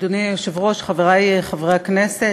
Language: Hebrew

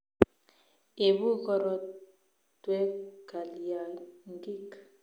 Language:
Kalenjin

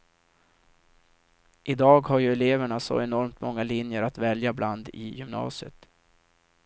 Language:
Swedish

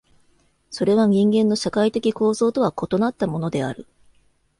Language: Japanese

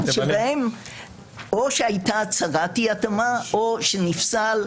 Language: Hebrew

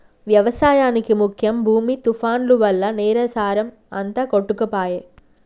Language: Telugu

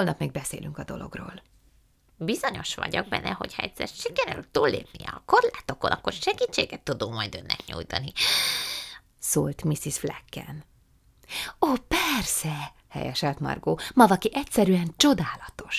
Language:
Hungarian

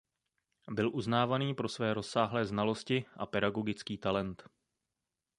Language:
Czech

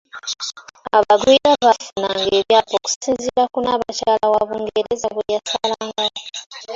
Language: Ganda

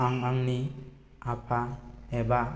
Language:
Bodo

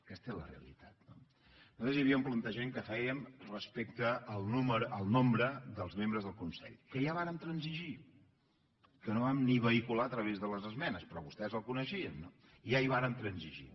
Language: Catalan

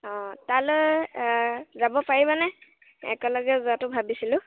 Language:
Assamese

